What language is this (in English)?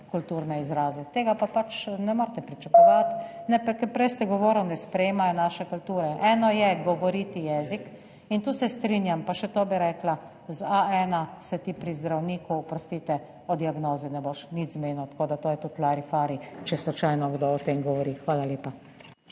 Slovenian